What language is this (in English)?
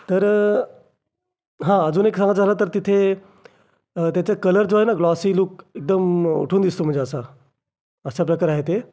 Marathi